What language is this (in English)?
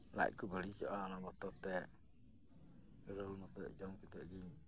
Santali